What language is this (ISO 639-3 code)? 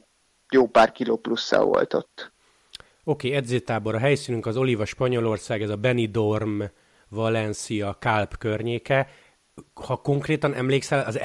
hun